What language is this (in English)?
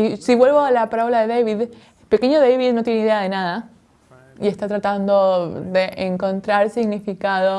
Spanish